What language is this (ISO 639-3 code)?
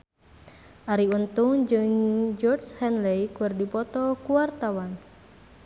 sun